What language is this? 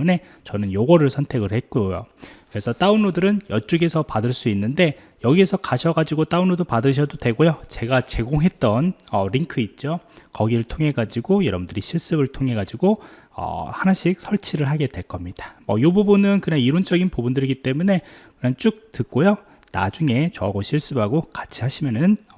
Korean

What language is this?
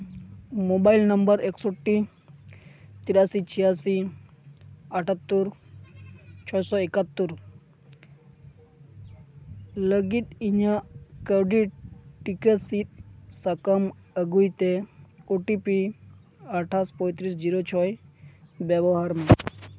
Santali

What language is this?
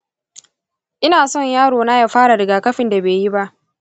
Hausa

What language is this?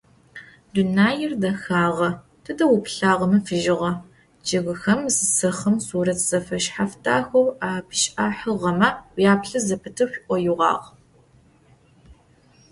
Adyghe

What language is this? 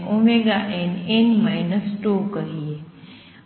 Gujarati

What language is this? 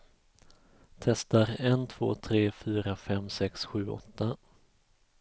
Swedish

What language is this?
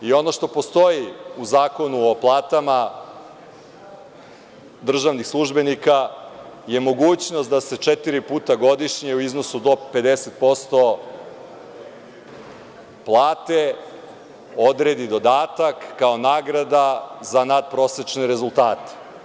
Serbian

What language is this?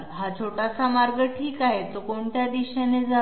Marathi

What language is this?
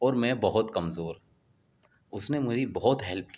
Urdu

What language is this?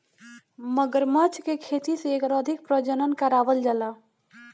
Bhojpuri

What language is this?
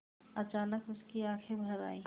Hindi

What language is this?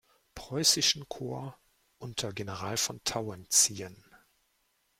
German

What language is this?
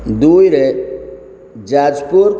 Odia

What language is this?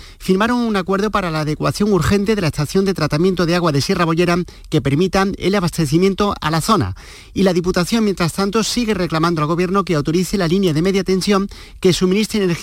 Spanish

